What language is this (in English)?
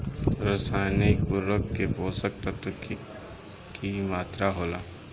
Bhojpuri